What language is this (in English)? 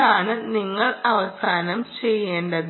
Malayalam